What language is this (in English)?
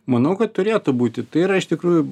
Lithuanian